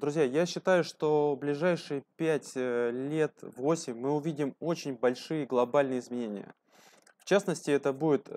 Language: Russian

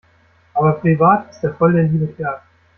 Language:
German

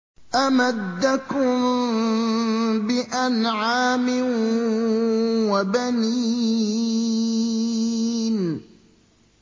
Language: Arabic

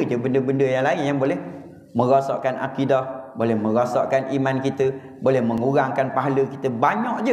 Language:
Malay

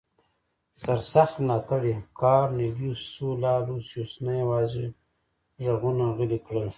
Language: Pashto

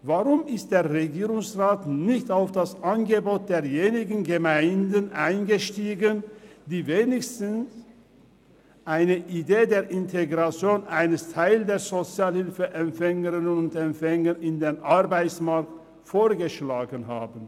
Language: Swiss German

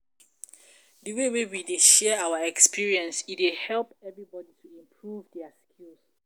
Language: Nigerian Pidgin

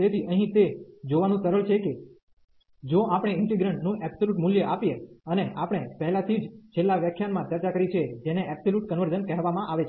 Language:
Gujarati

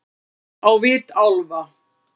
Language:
Icelandic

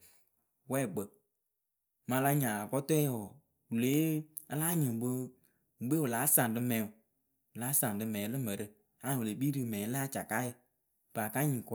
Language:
Akebu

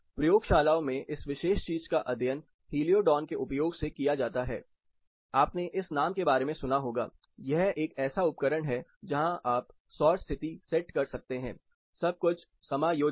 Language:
Hindi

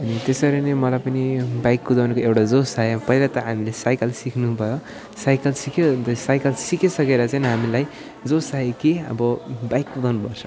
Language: Nepali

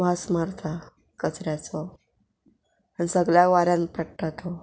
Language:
Konkani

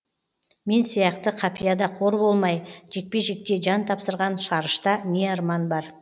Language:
Kazakh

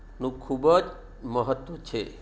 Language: Gujarati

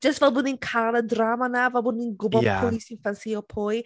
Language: Welsh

